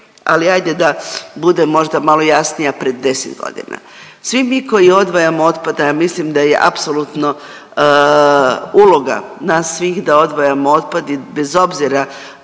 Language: Croatian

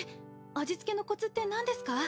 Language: Japanese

